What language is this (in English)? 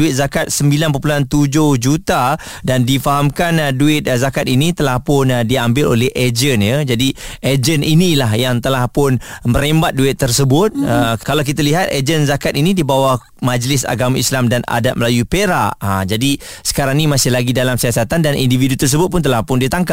Malay